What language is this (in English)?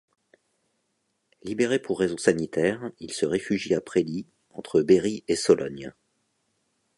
French